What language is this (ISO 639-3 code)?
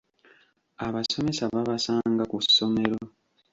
lug